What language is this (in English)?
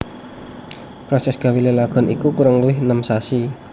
Javanese